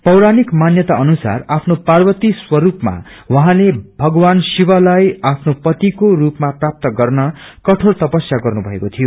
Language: Nepali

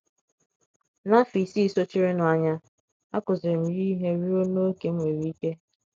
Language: Igbo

